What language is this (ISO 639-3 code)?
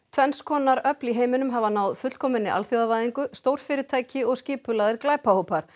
isl